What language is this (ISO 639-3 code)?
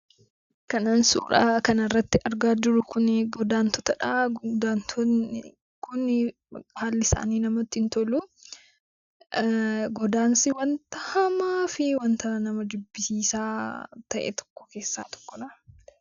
orm